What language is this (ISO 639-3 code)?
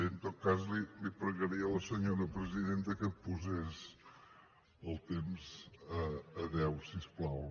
cat